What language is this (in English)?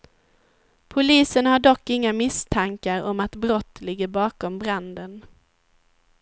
Swedish